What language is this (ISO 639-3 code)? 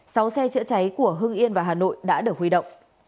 vie